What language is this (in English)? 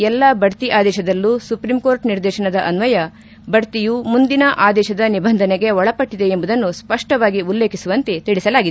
Kannada